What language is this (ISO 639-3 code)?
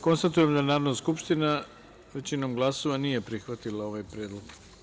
srp